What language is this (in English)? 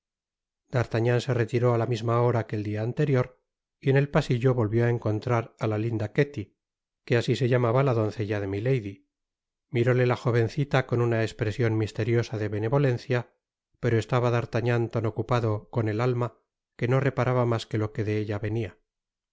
Spanish